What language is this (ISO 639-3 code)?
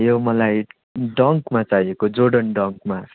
nep